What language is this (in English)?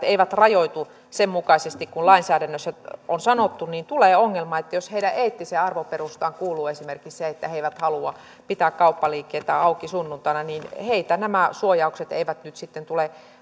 Finnish